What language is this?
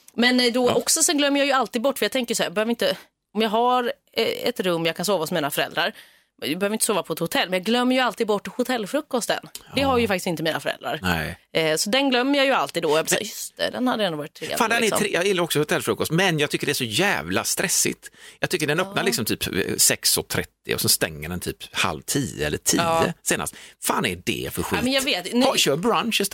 Swedish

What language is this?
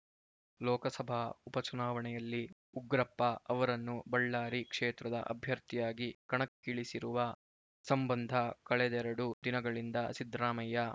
Kannada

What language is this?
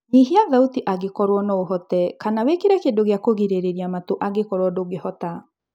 Kikuyu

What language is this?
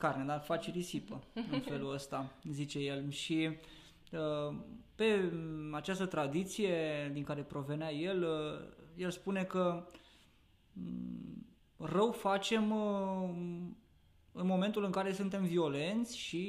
Romanian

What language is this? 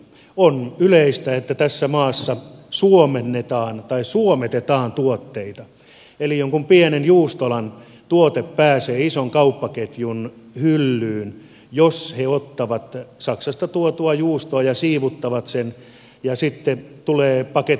Finnish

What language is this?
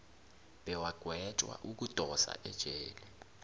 South Ndebele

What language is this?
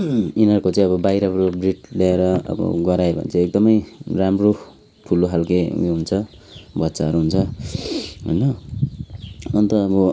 Nepali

